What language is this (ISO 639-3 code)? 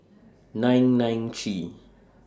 eng